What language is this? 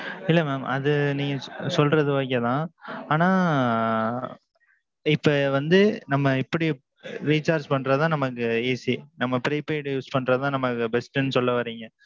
Tamil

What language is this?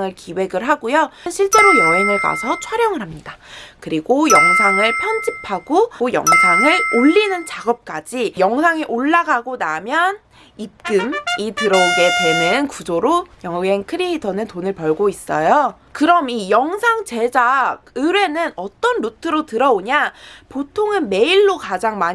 Korean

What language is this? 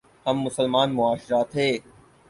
Urdu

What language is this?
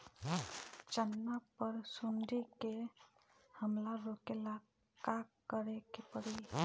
Bhojpuri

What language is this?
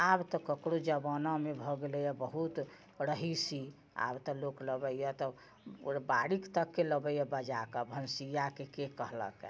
Maithili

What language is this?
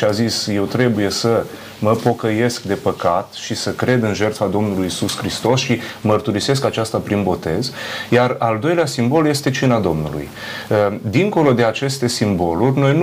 Romanian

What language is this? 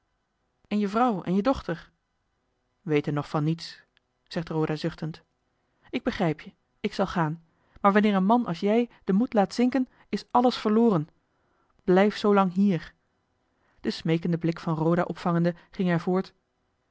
Dutch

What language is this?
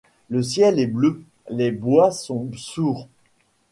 French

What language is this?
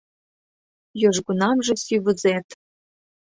Mari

